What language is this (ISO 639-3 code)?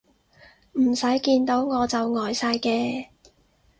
yue